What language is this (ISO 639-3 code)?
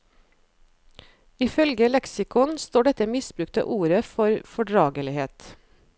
nor